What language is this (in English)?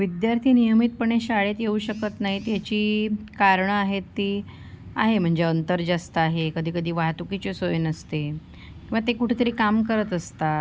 Marathi